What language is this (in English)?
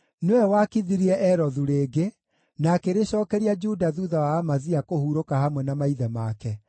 Kikuyu